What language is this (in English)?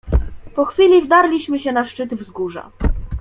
Polish